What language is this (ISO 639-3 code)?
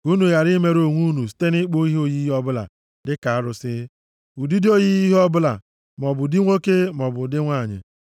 ibo